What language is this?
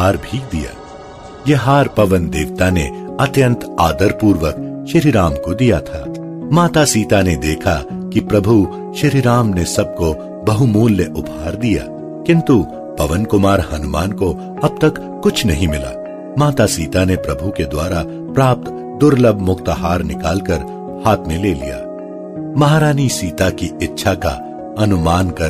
Hindi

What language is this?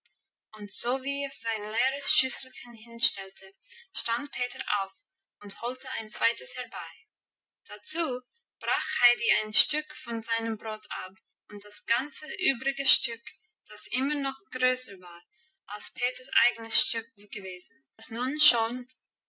German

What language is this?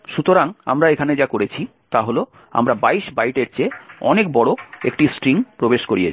Bangla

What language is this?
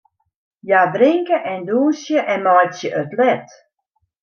Western Frisian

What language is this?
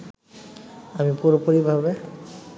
Bangla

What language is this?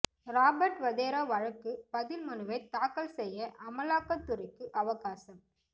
Tamil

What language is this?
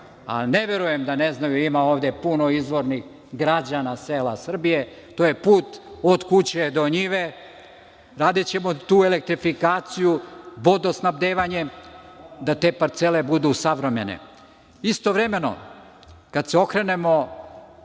Serbian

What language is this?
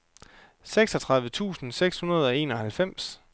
Danish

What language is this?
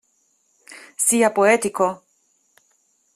Italian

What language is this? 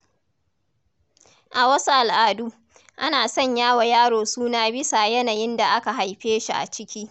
Hausa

